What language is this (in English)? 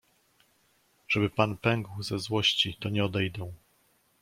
Polish